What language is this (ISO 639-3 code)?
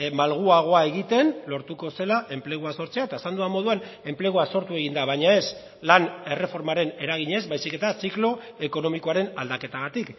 eus